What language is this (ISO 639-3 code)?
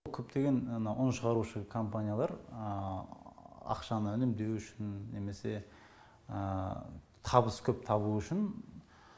kaz